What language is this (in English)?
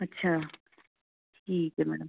Punjabi